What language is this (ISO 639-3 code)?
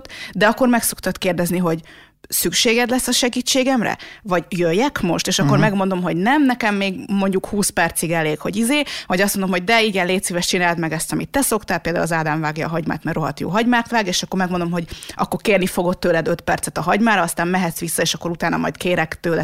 hun